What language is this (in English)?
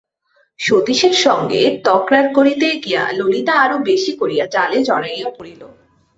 Bangla